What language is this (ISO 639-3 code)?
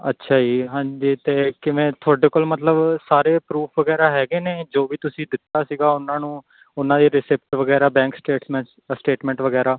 pan